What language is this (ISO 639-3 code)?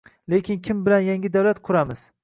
uzb